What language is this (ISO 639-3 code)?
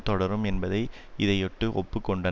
tam